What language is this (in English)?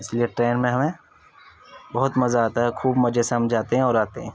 Urdu